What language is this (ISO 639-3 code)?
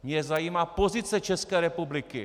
ces